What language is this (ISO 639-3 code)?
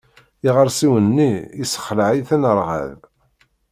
kab